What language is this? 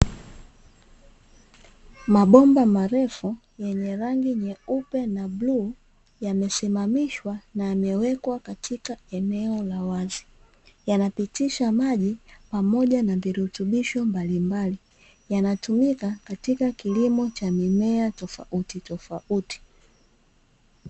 Swahili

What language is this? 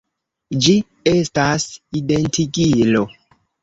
Esperanto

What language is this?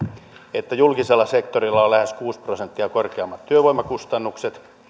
Finnish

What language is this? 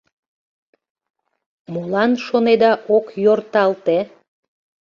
Mari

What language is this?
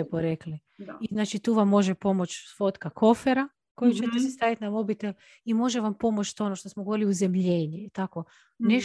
Croatian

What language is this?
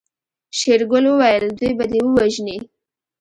Pashto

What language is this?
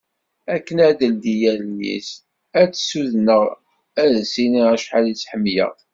Kabyle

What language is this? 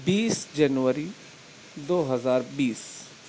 Urdu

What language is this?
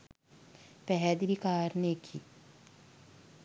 Sinhala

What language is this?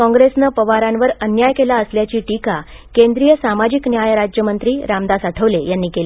Marathi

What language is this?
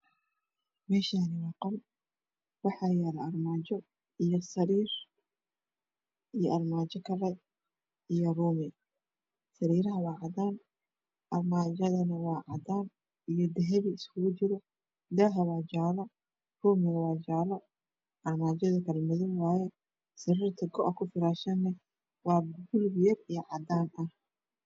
Somali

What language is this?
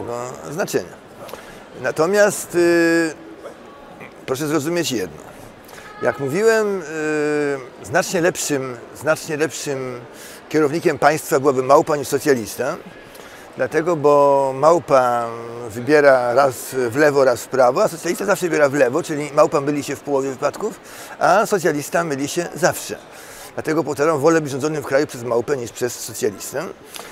Polish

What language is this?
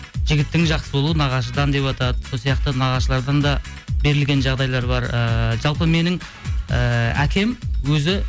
Kazakh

